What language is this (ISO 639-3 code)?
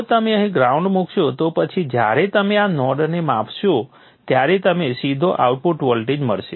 guj